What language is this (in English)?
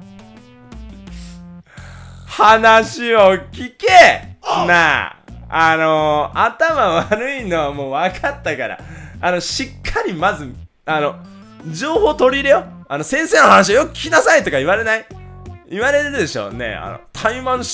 Japanese